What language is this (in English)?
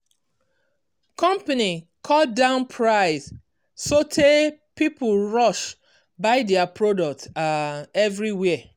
Nigerian Pidgin